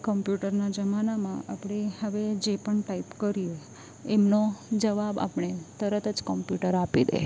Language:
Gujarati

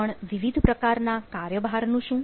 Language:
Gujarati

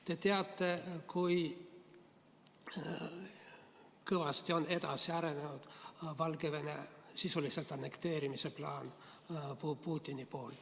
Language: Estonian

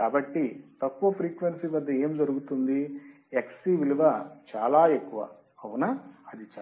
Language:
Telugu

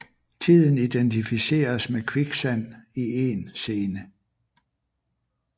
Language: Danish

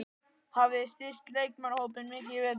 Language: Icelandic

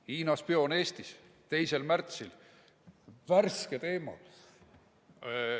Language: Estonian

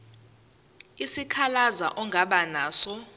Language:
Zulu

